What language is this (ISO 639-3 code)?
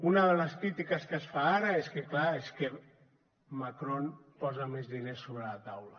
cat